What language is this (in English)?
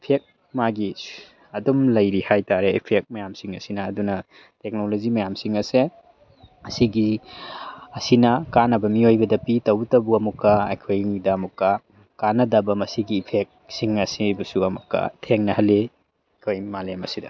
Manipuri